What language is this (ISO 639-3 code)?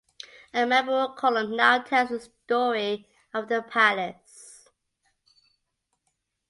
eng